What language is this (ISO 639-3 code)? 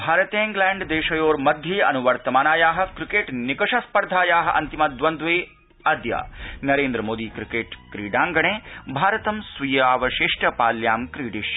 san